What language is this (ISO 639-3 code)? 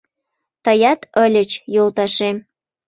chm